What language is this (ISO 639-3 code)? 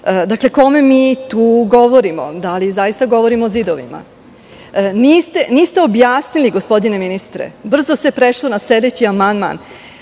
srp